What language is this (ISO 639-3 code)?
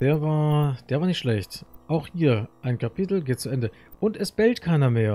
deu